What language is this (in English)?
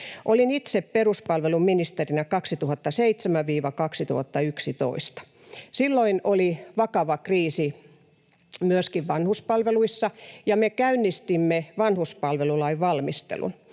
Finnish